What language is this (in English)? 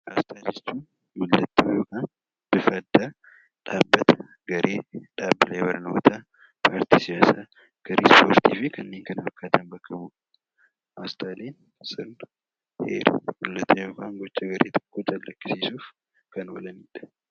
Oromo